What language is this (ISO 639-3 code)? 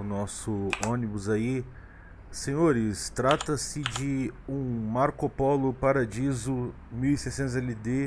por